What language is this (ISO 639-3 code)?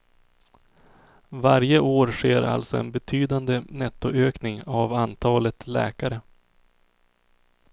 swe